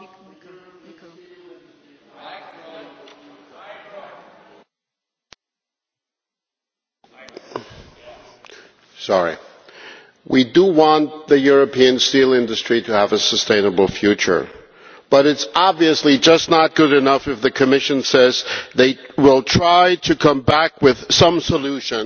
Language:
English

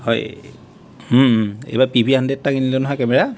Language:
Assamese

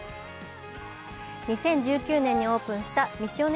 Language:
Japanese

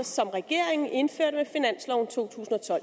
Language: Danish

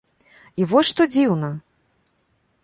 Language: Belarusian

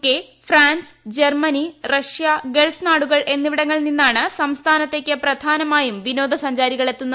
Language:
Malayalam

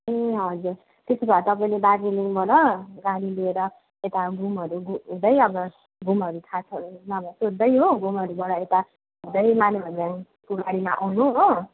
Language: Nepali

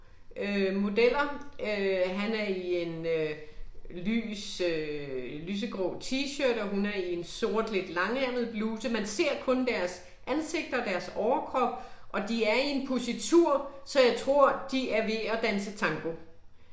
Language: Danish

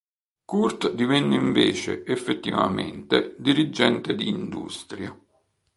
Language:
Italian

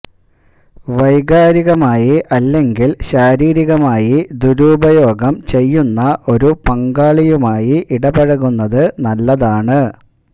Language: Malayalam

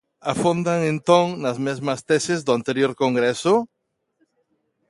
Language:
Galician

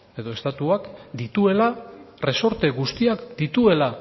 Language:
Basque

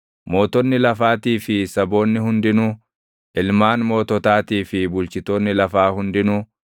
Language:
Oromo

